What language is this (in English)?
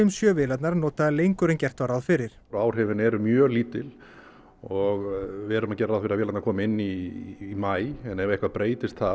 Icelandic